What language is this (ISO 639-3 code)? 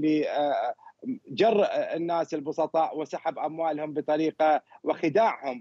ara